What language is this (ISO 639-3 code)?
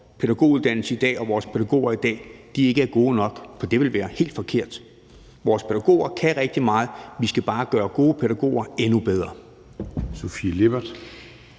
dan